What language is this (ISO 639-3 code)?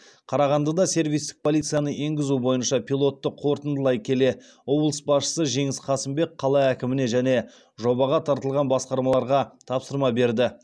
kaz